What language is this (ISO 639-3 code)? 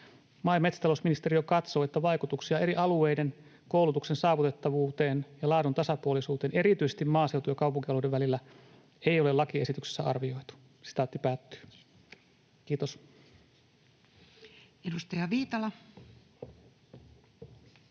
fin